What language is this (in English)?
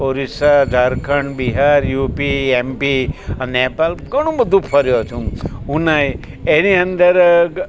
Gujarati